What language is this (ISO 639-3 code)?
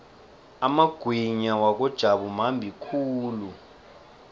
nbl